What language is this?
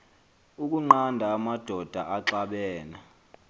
Xhosa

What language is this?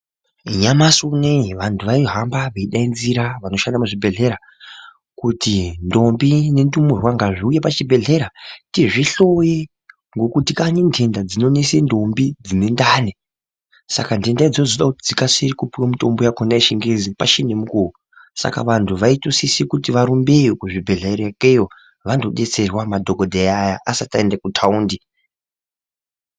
Ndau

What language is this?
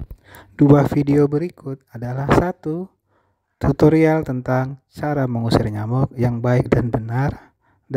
Indonesian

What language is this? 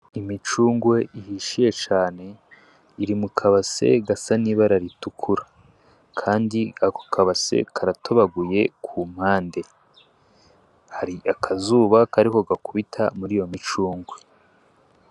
Rundi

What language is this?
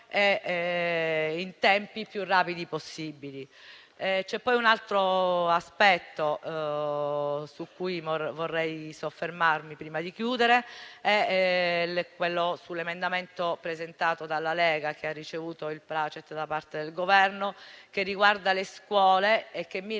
Italian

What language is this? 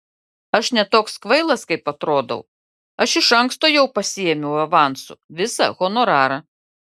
Lithuanian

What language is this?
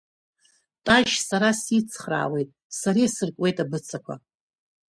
Abkhazian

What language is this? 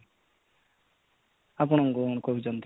Odia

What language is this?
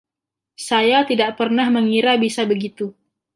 Indonesian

